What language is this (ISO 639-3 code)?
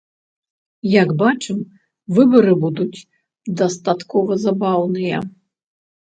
bel